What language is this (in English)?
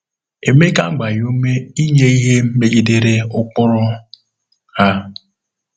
Igbo